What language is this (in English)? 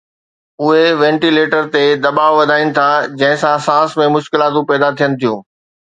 Sindhi